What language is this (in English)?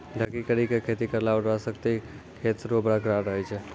Maithili